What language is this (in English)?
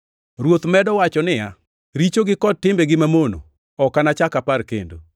Luo (Kenya and Tanzania)